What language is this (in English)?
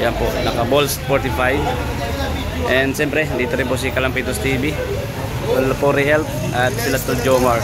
Filipino